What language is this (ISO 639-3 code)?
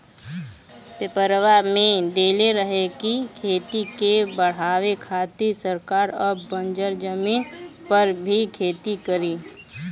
bho